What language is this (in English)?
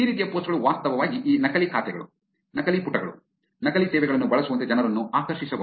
Kannada